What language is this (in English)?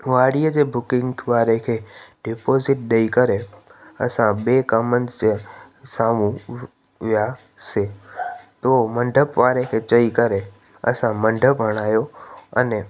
Sindhi